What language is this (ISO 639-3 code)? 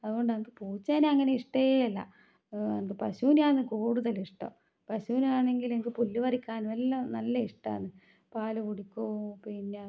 mal